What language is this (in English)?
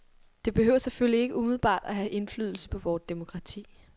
Danish